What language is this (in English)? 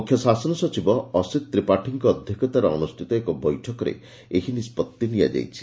Odia